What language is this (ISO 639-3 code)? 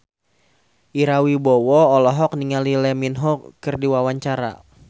sun